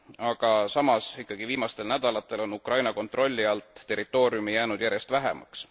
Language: Estonian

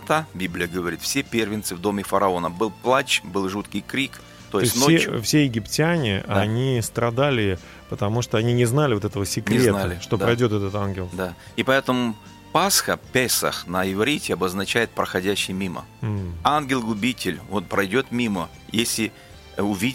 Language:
Russian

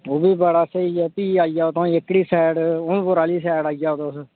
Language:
Dogri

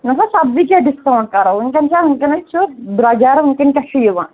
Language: Kashmiri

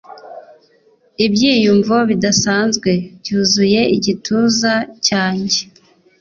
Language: Kinyarwanda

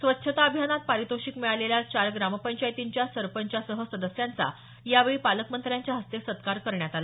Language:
Marathi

